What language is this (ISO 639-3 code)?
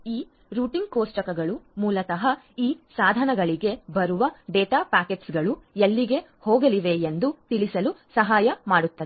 kan